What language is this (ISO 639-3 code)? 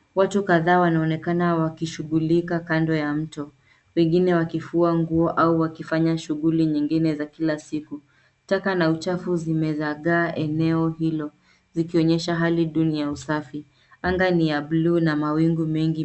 swa